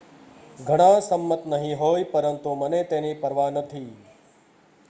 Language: Gujarati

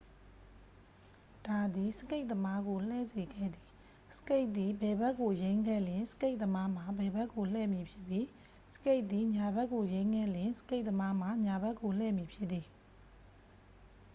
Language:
Burmese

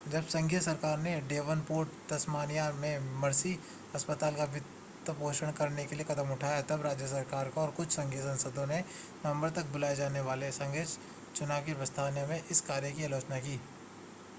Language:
Hindi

